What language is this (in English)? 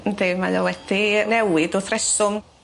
Welsh